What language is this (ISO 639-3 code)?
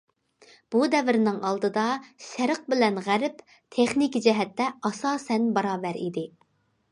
uig